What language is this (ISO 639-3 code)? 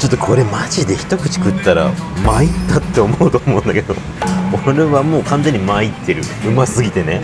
jpn